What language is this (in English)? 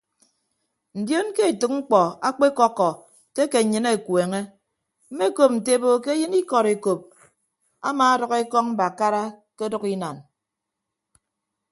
Ibibio